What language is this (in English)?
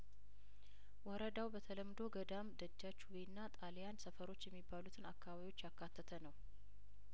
Amharic